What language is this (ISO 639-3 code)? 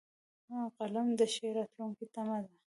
pus